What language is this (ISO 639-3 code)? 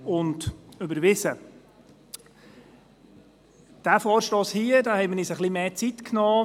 gsw